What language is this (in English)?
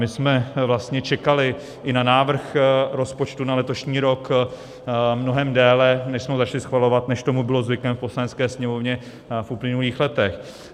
Czech